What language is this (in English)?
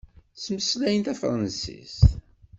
Kabyle